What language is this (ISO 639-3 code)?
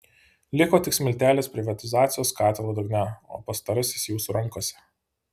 lit